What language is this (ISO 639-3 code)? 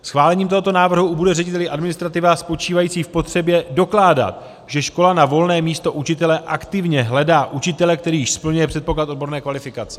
ces